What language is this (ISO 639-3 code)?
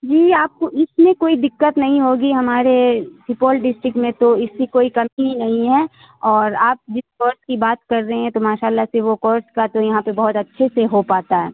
urd